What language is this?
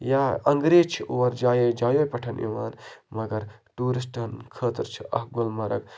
Kashmiri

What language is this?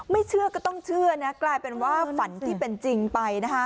Thai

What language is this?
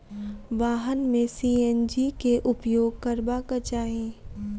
Maithili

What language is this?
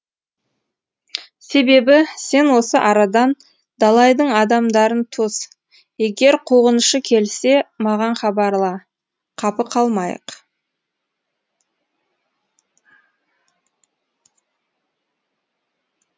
Kazakh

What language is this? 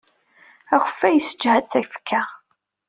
Kabyle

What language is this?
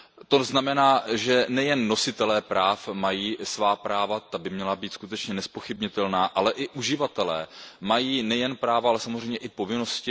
Czech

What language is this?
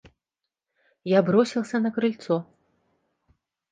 Russian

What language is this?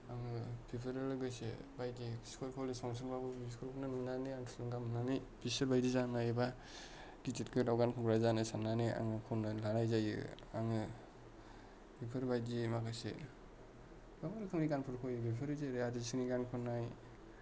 Bodo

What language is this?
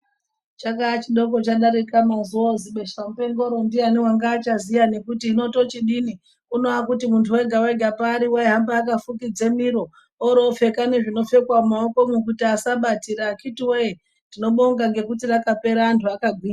Ndau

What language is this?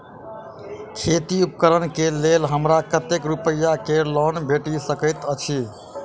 Maithili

